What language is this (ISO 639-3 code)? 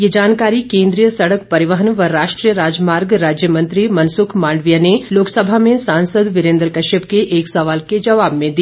hin